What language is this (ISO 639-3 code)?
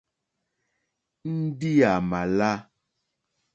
bri